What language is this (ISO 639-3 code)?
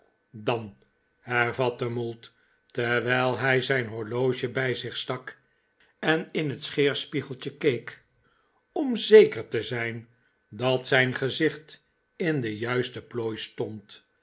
nld